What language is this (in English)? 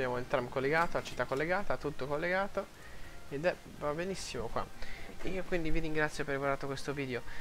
Italian